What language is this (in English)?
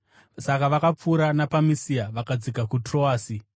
Shona